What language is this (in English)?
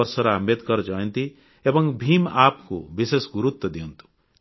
Odia